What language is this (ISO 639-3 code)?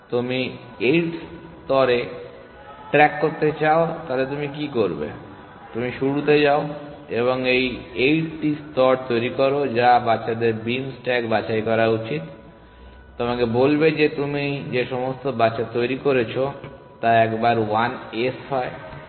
ben